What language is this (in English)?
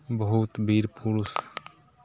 Maithili